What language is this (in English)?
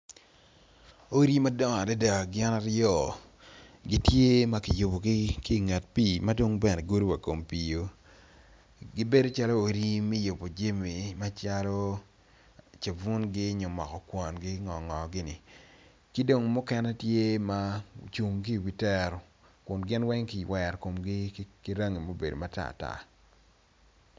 Acoli